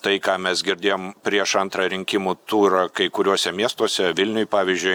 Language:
Lithuanian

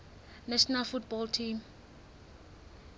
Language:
Southern Sotho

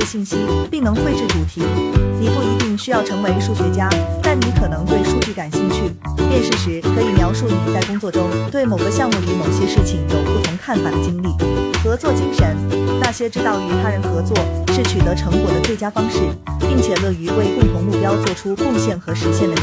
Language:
Chinese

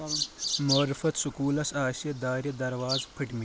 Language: Kashmiri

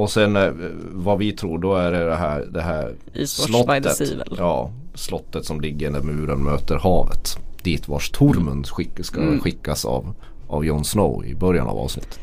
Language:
Swedish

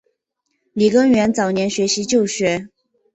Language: Chinese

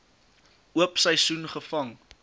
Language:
Afrikaans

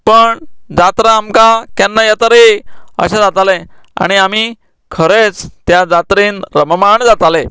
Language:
Konkani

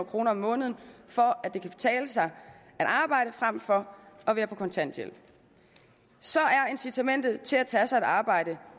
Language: Danish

